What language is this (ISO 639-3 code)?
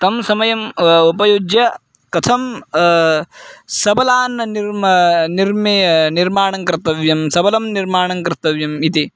san